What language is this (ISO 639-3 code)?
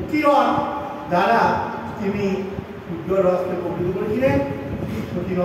ben